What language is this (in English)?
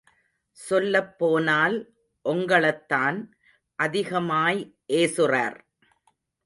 Tamil